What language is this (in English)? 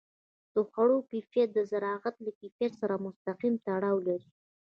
Pashto